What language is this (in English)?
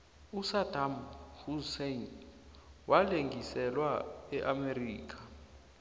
South Ndebele